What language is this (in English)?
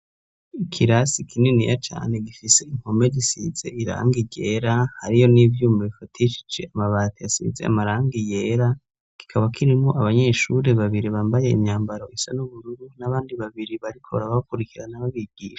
Rundi